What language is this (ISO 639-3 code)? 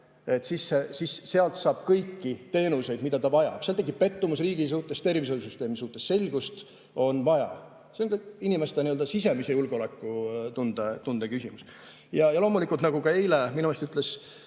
est